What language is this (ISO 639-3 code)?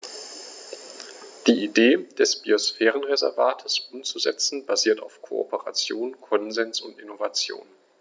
deu